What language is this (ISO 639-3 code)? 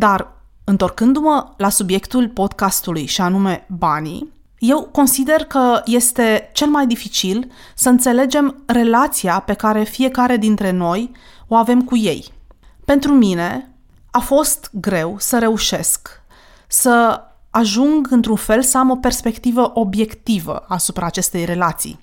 ron